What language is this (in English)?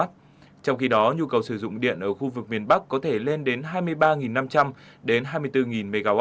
Vietnamese